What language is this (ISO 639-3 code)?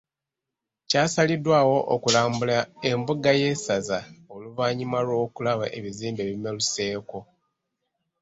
lug